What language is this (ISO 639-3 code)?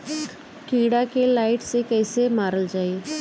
bho